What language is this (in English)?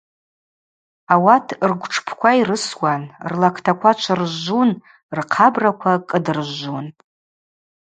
Abaza